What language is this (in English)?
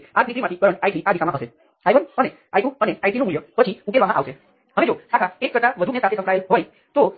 Gujarati